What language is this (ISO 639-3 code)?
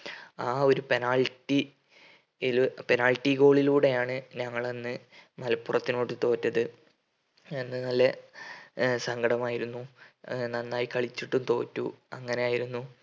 mal